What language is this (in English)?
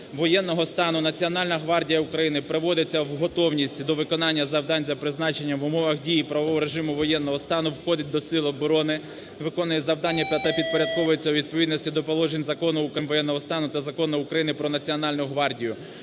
Ukrainian